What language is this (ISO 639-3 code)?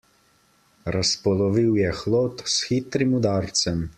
slv